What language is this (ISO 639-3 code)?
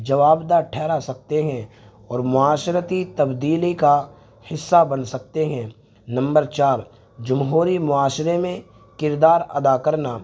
urd